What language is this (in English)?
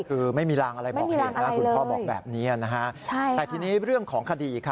Thai